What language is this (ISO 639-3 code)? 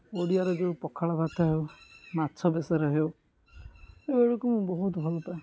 ori